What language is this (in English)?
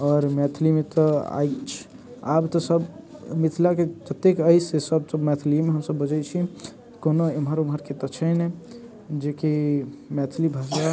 Maithili